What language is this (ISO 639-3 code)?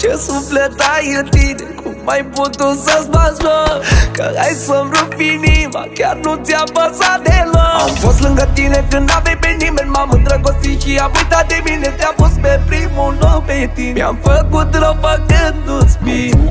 ron